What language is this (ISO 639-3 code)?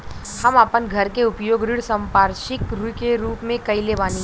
bho